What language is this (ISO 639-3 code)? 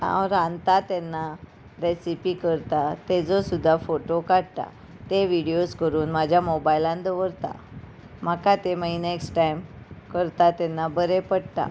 kok